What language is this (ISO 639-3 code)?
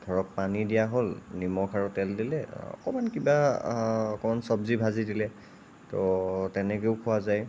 asm